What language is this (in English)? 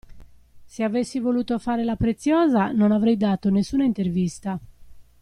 Italian